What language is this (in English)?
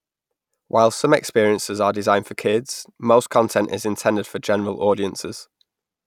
English